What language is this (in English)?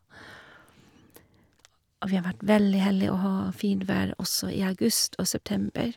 Norwegian